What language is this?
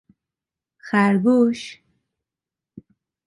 Persian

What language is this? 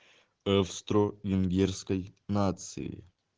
Russian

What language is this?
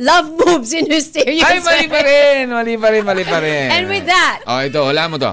Filipino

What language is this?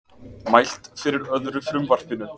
Icelandic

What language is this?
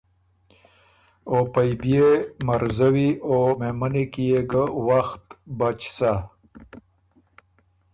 Ormuri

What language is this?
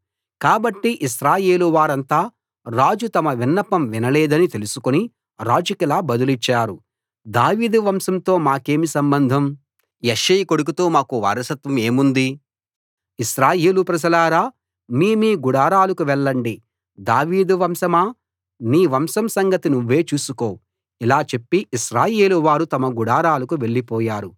Telugu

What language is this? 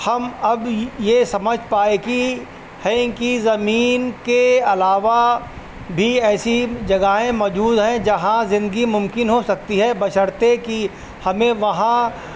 Urdu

